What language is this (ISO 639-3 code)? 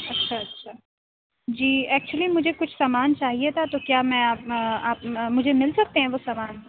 urd